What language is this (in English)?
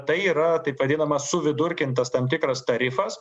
Lithuanian